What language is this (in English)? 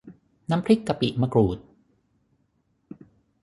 Thai